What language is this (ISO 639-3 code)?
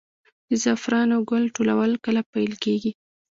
pus